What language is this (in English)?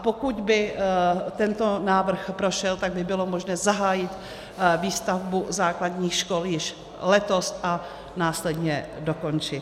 Czech